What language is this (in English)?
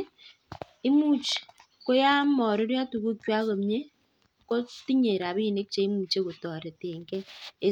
Kalenjin